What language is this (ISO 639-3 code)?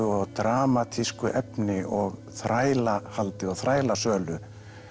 isl